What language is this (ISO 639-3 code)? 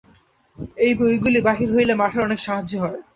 ben